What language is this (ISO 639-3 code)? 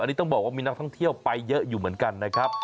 tha